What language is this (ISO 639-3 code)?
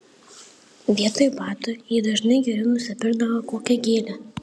lit